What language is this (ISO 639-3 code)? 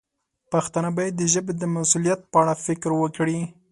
pus